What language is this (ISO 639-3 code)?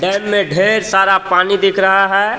hin